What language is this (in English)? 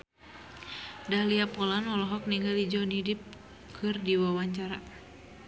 Sundanese